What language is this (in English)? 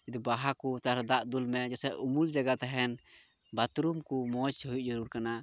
Santali